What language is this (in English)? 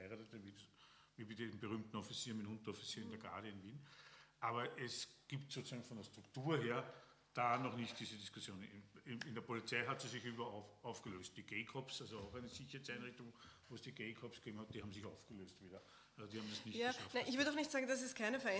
German